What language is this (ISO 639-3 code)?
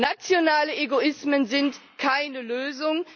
deu